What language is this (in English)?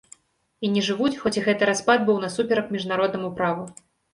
Belarusian